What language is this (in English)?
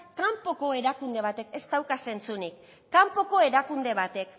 Basque